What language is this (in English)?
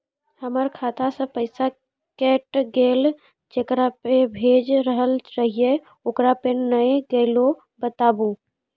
Maithili